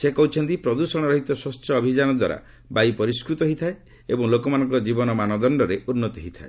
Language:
Odia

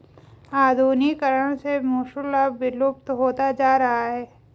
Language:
Hindi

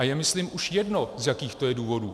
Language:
Czech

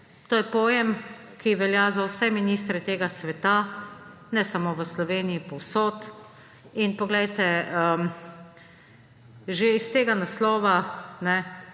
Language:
Slovenian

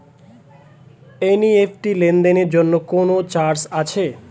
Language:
Bangla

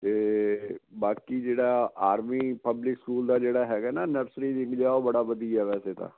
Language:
Punjabi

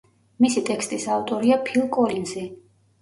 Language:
Georgian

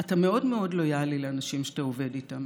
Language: Hebrew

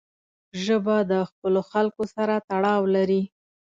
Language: Pashto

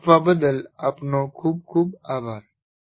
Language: Gujarati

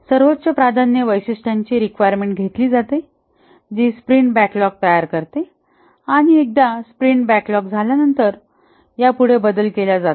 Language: Marathi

